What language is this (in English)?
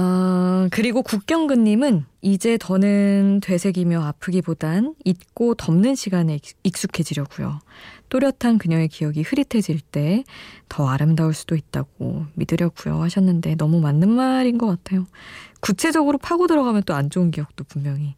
Korean